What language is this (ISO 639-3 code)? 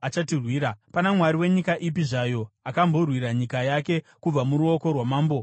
sna